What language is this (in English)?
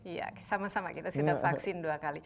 Indonesian